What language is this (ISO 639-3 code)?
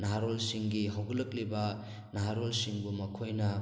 mni